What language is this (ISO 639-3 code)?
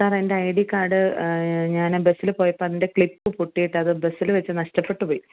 mal